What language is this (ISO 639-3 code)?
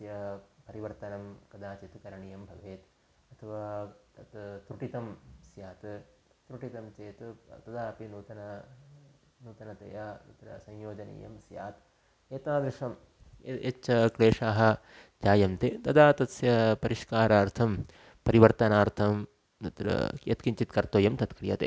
san